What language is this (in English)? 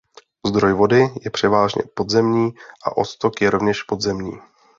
Czech